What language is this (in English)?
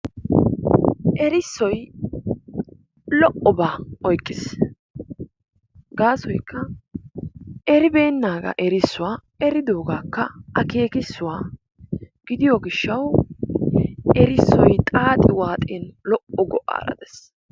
Wolaytta